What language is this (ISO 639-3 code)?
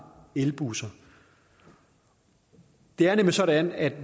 dan